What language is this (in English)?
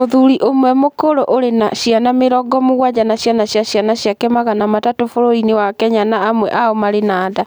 Kikuyu